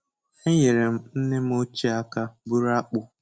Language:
Igbo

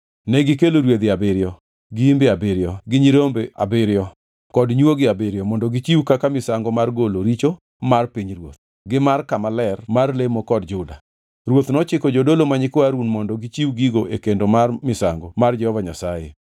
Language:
Luo (Kenya and Tanzania)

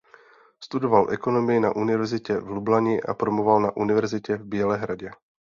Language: Czech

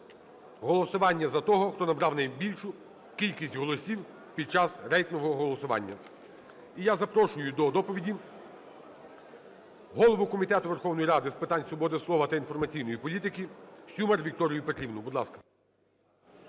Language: Ukrainian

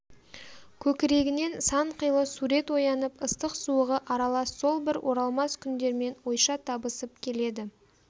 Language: Kazakh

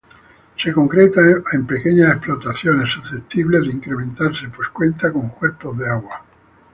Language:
Spanish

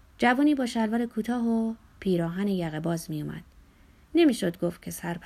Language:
Persian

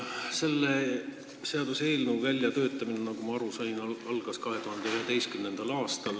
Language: Estonian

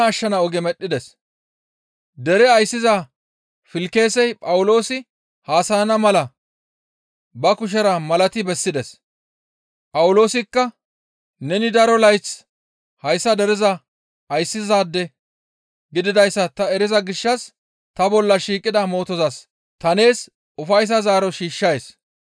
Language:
Gamo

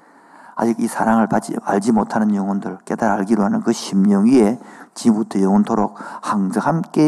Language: Korean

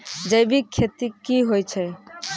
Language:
Maithili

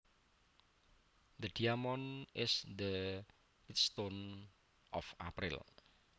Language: Javanese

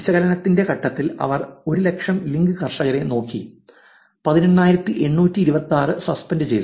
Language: Malayalam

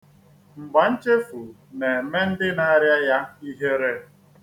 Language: Igbo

